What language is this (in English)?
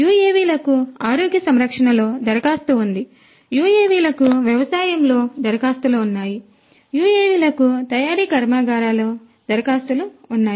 Telugu